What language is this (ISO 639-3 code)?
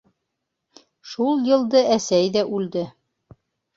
bak